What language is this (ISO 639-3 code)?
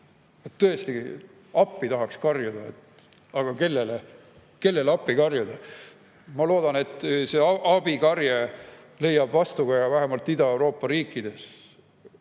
est